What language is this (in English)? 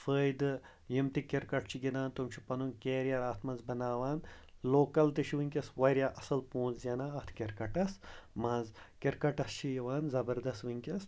Kashmiri